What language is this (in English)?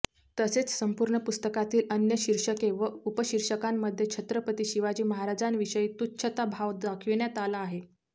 Marathi